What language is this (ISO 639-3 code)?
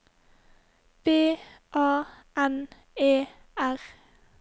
nor